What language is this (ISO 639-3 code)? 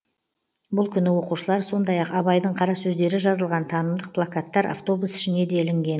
kaz